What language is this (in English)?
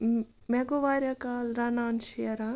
Kashmiri